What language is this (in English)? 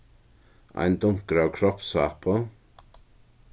Faroese